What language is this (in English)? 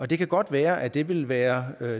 Danish